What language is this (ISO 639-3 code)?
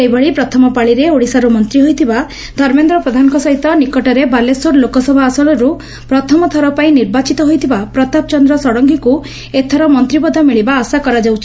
ori